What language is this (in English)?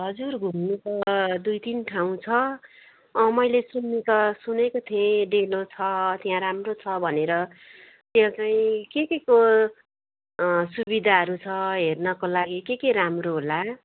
Nepali